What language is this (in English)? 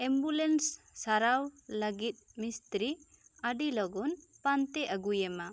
Santali